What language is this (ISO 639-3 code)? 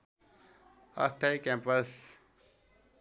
nep